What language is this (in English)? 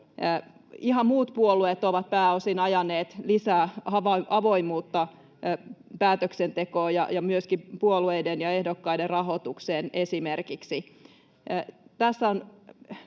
Finnish